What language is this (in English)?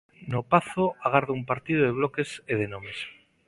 Galician